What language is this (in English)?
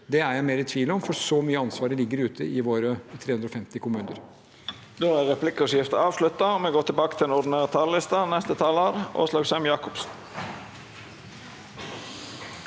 Norwegian